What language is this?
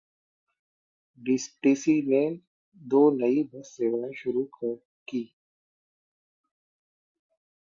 Hindi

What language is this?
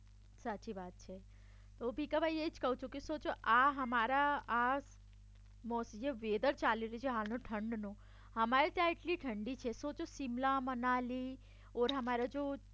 Gujarati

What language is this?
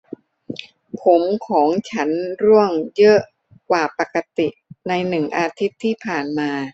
Thai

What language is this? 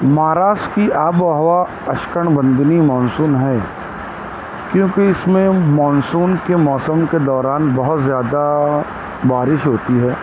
Urdu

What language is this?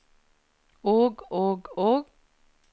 Norwegian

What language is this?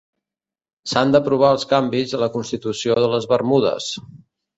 Catalan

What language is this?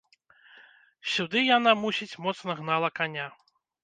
Belarusian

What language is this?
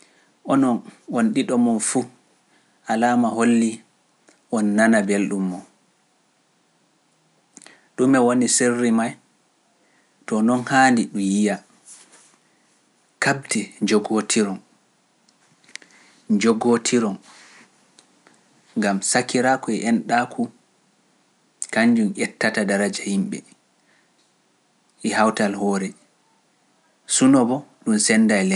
Pular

